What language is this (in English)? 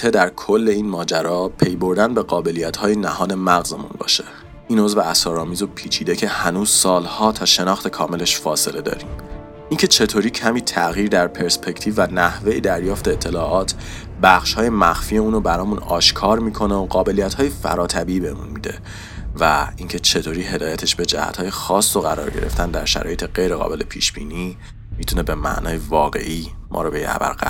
Persian